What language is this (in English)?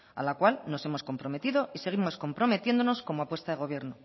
Spanish